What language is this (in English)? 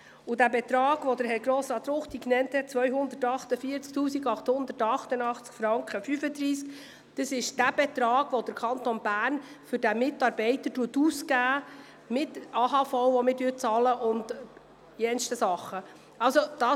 Swiss German